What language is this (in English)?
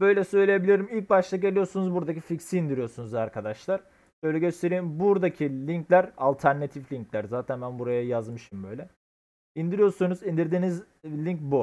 Turkish